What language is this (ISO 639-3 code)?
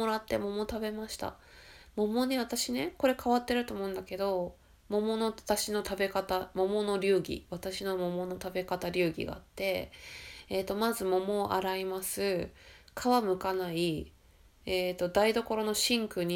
jpn